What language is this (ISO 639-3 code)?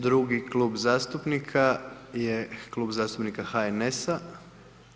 hrv